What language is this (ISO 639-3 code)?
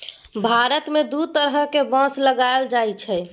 mai